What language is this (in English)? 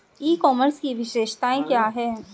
Hindi